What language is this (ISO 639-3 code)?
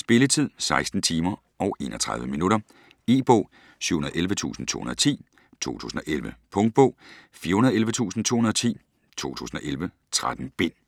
dan